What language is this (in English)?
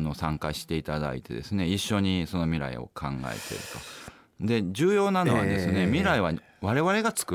Japanese